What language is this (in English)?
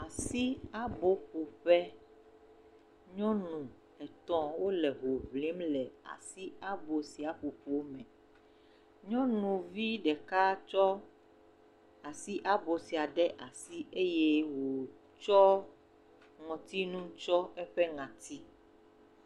Ewe